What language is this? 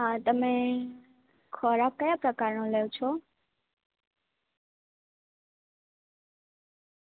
Gujarati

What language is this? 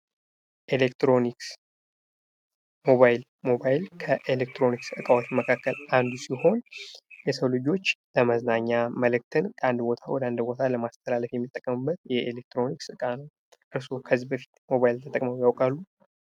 Amharic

